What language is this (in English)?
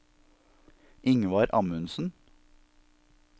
Norwegian